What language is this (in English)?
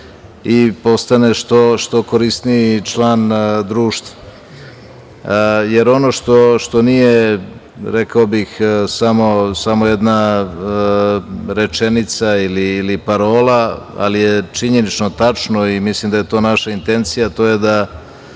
Serbian